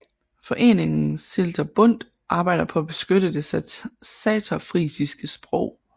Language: Danish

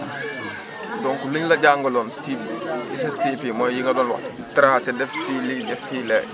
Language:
Wolof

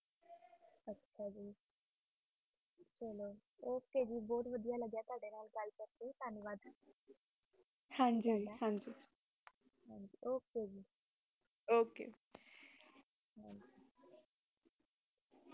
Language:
Punjabi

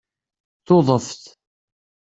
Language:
Kabyle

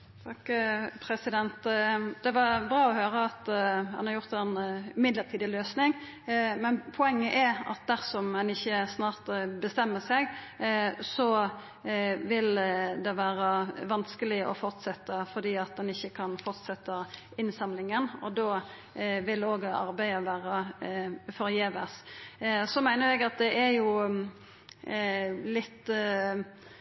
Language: Norwegian Nynorsk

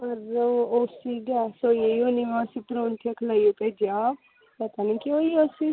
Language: Dogri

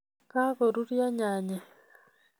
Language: Kalenjin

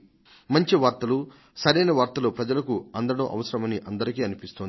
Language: Telugu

